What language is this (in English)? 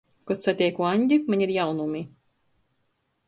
Latgalian